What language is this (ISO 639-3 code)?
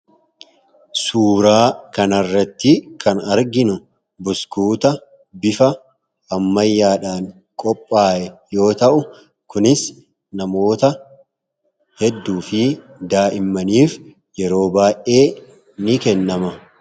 orm